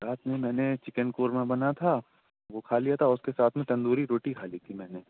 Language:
Urdu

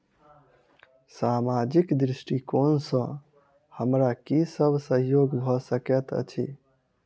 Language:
Maithili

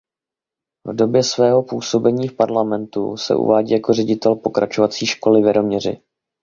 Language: Czech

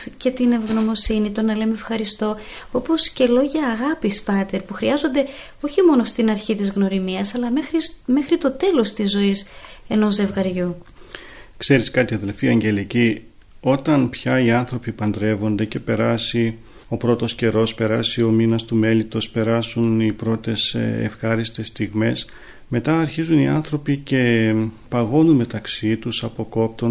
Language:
Greek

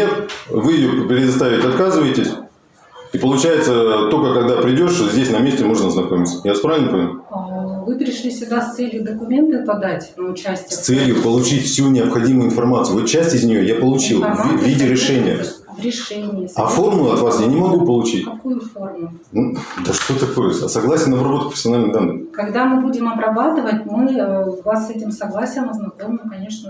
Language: Russian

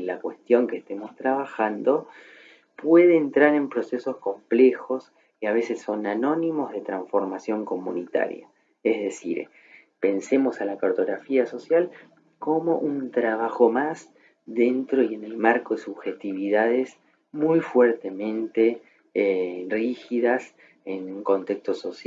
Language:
Spanish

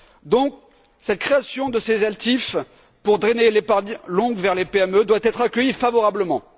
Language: French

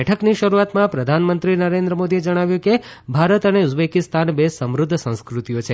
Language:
Gujarati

